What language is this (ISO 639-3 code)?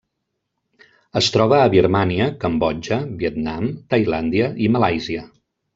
cat